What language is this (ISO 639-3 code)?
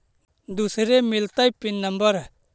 mag